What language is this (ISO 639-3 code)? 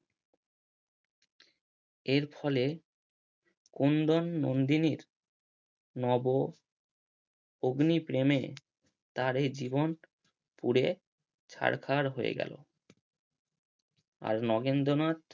ben